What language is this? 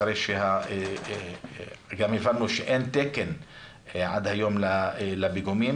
Hebrew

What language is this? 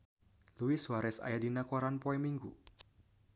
Sundanese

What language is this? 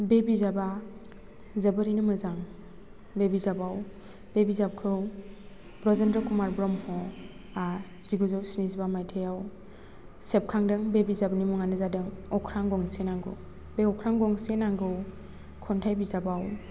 Bodo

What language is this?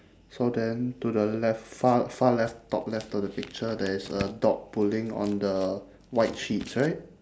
English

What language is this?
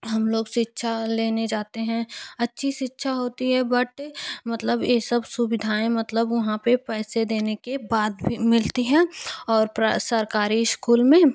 Hindi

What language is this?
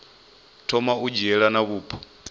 Venda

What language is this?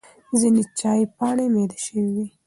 Pashto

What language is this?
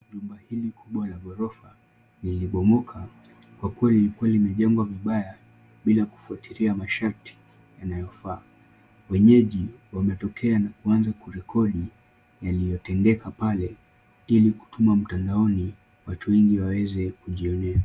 Swahili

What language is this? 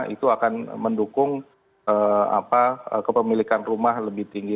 Indonesian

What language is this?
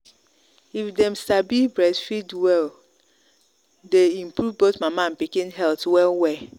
Nigerian Pidgin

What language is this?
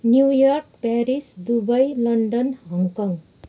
Nepali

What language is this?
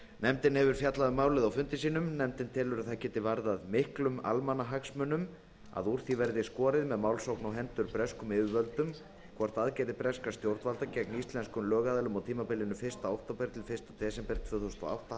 Icelandic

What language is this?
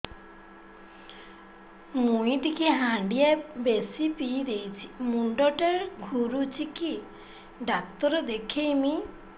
Odia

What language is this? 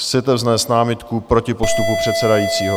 Czech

